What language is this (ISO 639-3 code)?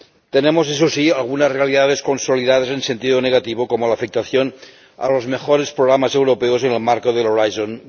spa